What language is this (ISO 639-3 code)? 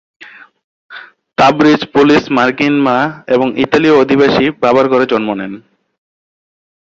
ben